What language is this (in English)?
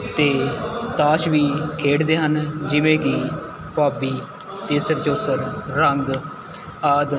Punjabi